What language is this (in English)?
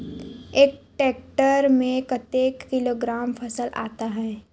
Chhattisgarhi